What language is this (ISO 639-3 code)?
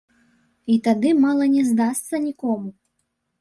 bel